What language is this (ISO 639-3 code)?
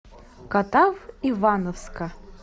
rus